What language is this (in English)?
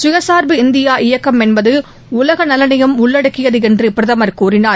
Tamil